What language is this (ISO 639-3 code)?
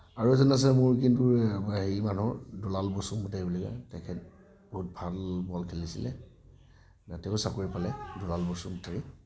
asm